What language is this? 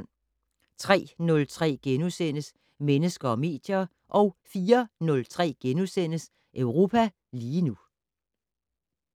Danish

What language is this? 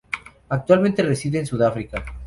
Spanish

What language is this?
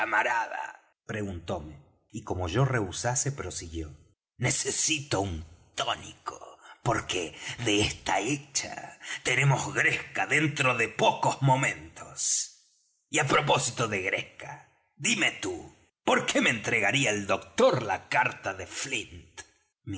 Spanish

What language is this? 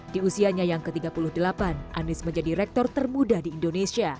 Indonesian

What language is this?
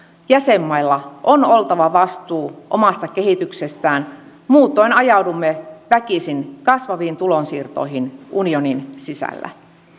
Finnish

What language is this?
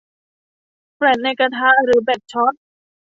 Thai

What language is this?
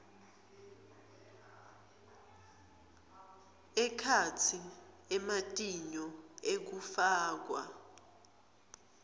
Swati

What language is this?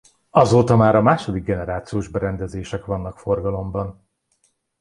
Hungarian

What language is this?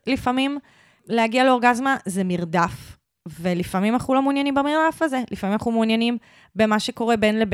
Hebrew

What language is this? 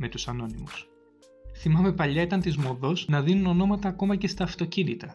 Greek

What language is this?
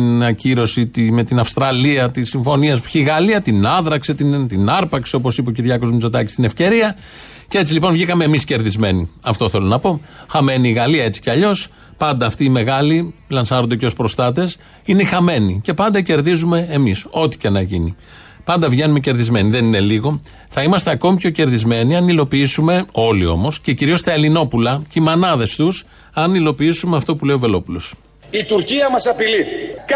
Greek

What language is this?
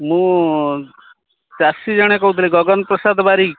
Odia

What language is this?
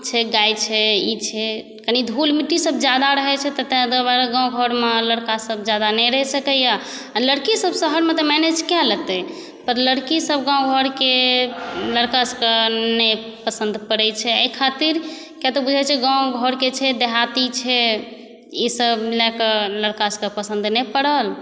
Maithili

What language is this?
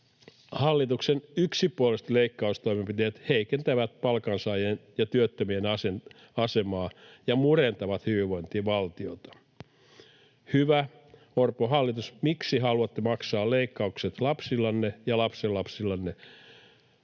Finnish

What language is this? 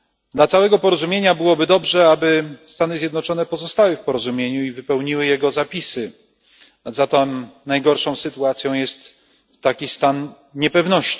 Polish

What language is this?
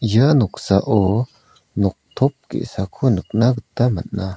Garo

